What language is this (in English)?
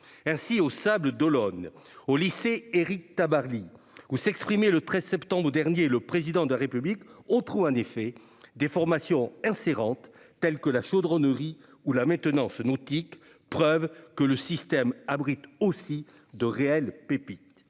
French